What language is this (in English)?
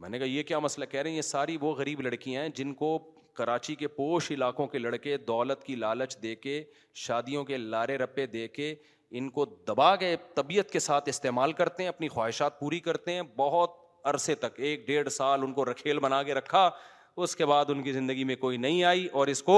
Urdu